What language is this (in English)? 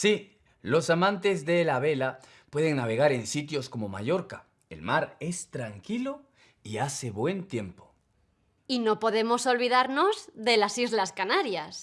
Spanish